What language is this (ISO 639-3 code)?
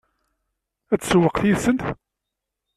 kab